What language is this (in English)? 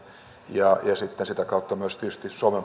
Finnish